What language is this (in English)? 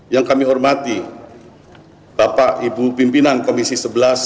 Indonesian